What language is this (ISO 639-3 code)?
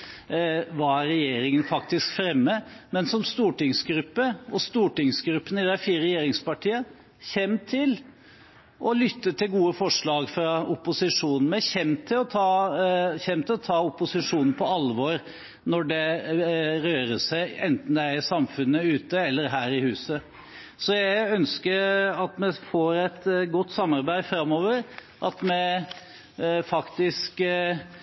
nob